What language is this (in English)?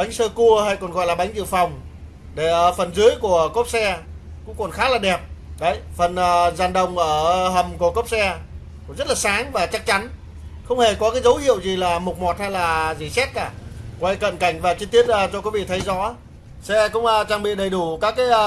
Vietnamese